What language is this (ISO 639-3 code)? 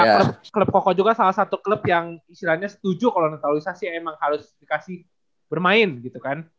ind